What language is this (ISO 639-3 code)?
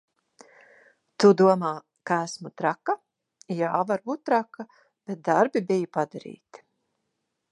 lav